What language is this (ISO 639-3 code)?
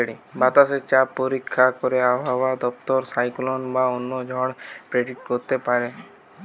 ben